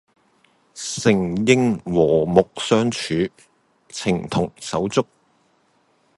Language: Cantonese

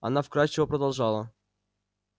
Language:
Russian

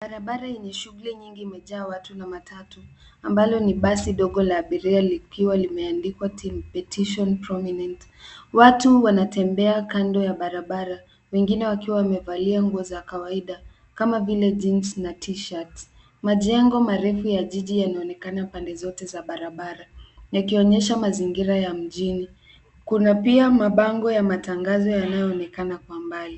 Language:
Swahili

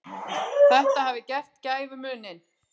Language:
Icelandic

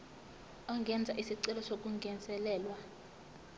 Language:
Zulu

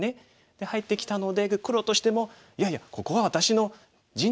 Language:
Japanese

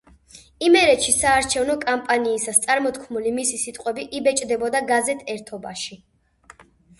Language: Georgian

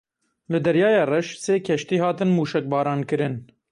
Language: Kurdish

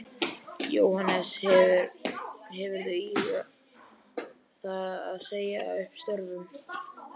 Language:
Icelandic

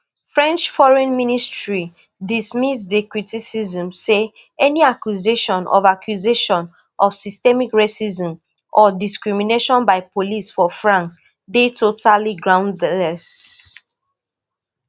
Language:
Nigerian Pidgin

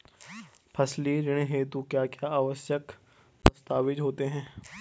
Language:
Hindi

